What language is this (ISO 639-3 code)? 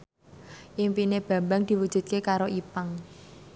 jav